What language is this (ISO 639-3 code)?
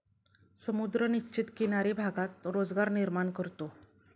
mar